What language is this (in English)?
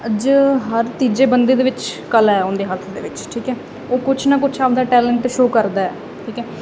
Punjabi